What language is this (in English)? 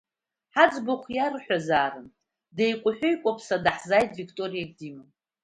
Abkhazian